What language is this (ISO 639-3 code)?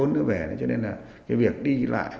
vie